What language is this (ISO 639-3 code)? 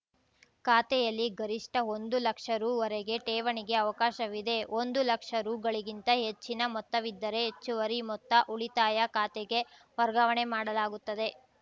kan